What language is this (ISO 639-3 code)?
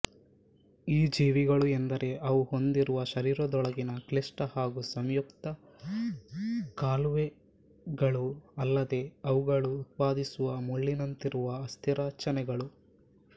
kan